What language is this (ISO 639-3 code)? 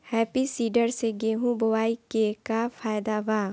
bho